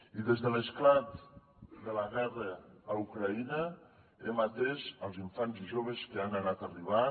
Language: Catalan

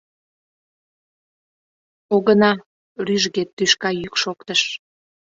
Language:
Mari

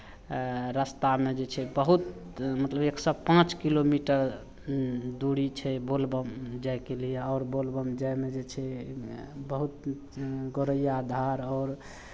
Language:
Maithili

